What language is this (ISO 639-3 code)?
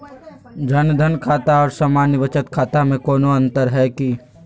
mag